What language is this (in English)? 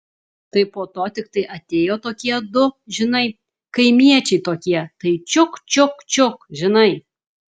Lithuanian